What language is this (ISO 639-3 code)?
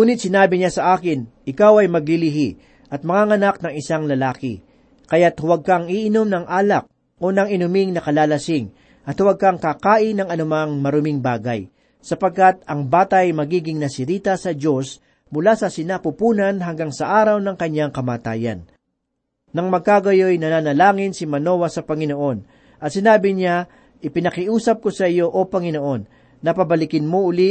fil